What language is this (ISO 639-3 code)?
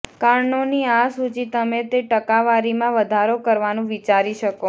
guj